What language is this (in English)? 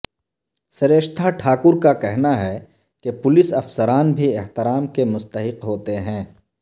Urdu